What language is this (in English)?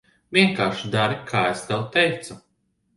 Latvian